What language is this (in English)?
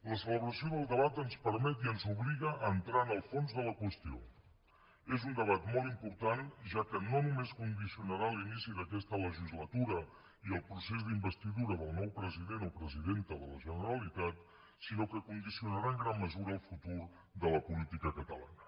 Catalan